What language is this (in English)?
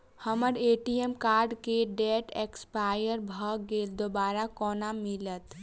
Maithili